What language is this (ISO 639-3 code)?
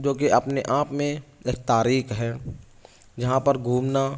urd